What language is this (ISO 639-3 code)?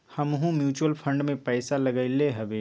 mag